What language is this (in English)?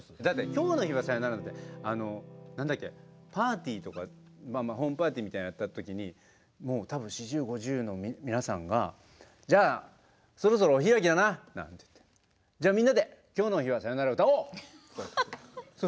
Japanese